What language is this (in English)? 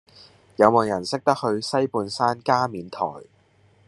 Cantonese